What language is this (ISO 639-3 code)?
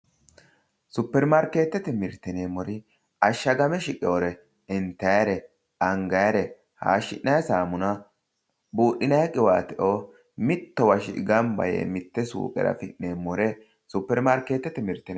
sid